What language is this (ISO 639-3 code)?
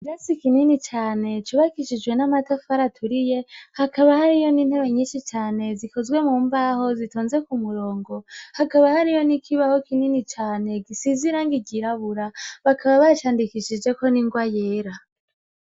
run